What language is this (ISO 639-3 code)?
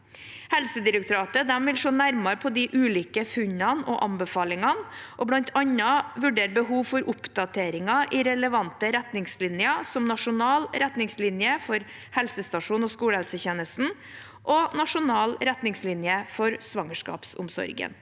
nor